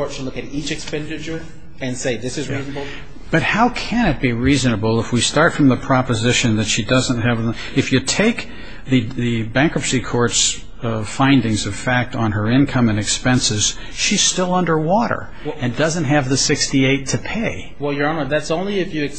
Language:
English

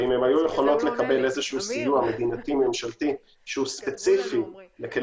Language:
Hebrew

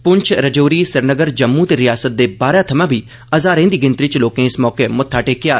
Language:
Dogri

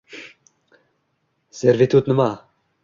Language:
Uzbek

